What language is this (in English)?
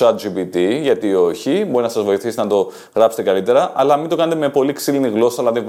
Greek